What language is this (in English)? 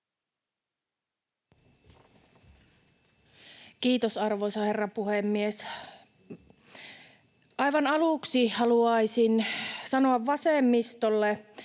Finnish